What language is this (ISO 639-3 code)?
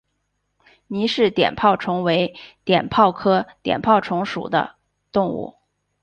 zho